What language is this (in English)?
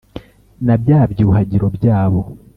Kinyarwanda